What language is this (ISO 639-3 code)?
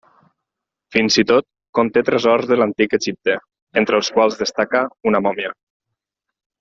cat